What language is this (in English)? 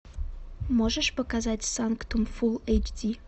Russian